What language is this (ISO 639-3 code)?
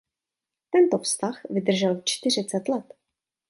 ces